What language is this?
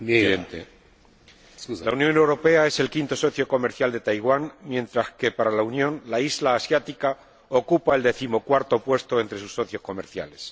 Spanish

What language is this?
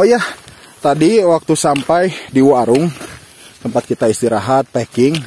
Indonesian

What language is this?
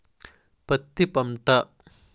Telugu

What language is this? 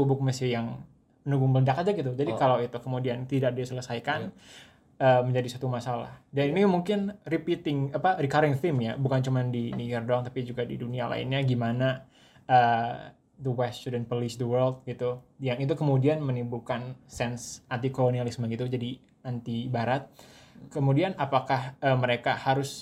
Indonesian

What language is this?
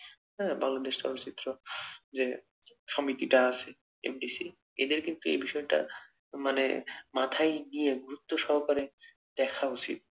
Bangla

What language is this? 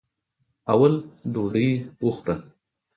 Pashto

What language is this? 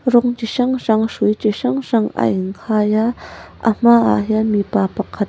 Mizo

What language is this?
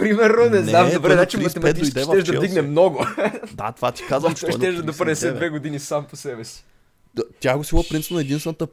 Bulgarian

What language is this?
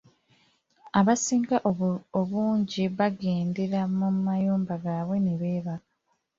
Ganda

